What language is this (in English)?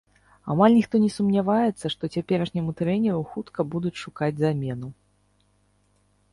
Belarusian